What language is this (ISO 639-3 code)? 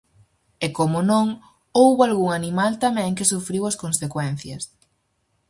glg